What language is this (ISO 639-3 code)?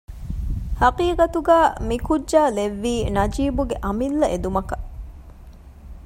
div